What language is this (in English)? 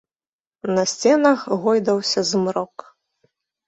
Belarusian